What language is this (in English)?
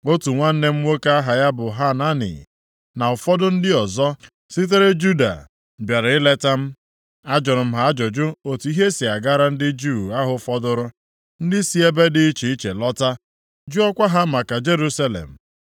Igbo